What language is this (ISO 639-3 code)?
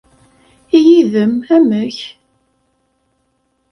kab